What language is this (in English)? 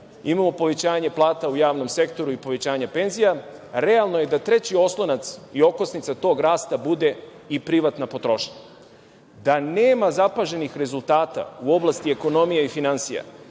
Serbian